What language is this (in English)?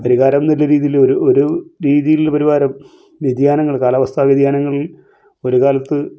Malayalam